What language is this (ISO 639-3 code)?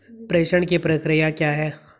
hin